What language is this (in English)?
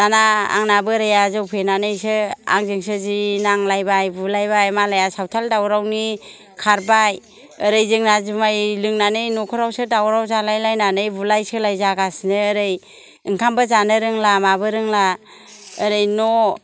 Bodo